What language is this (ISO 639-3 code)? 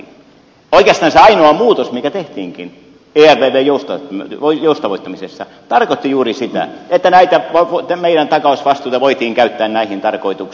fin